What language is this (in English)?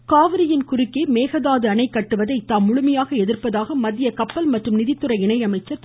Tamil